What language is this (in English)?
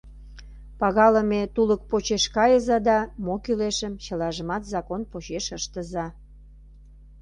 Mari